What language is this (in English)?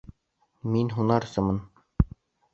Bashkir